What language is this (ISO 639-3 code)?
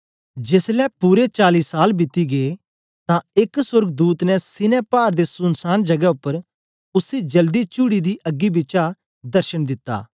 doi